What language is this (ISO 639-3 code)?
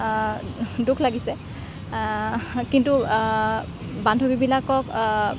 asm